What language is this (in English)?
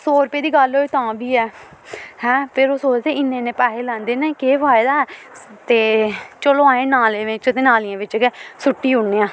Dogri